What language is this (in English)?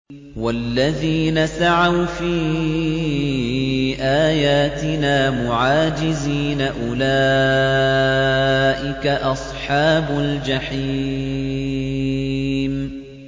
Arabic